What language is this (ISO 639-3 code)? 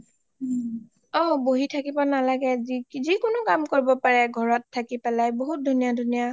asm